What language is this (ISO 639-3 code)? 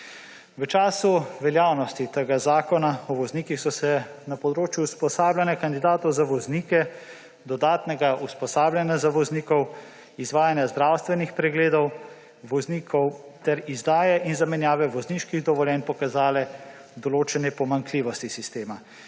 slv